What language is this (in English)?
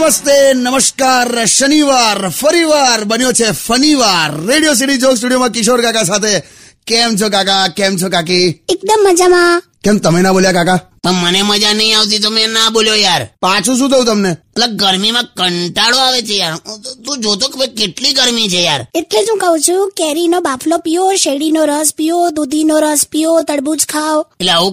Hindi